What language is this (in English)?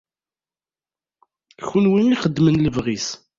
Kabyle